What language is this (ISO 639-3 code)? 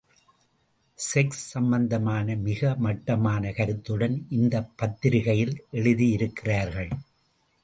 tam